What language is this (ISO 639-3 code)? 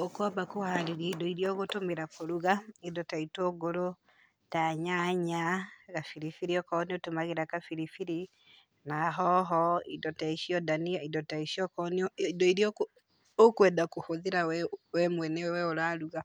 kik